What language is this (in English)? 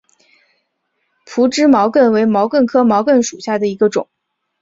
Chinese